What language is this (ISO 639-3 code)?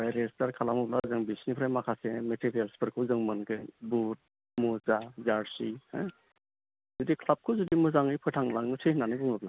brx